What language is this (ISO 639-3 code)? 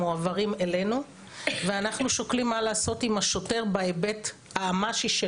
heb